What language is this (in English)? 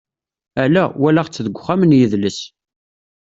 Kabyle